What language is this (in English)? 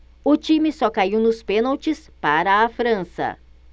Portuguese